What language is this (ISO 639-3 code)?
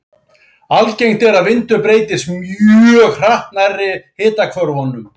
isl